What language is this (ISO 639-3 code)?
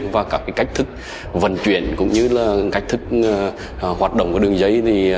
vie